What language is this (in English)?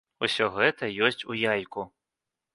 Belarusian